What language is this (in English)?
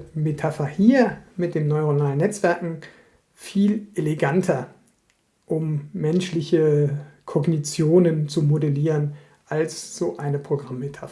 German